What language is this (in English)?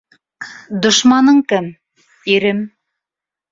Bashkir